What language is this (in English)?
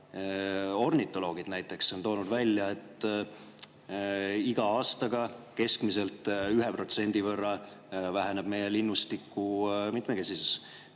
Estonian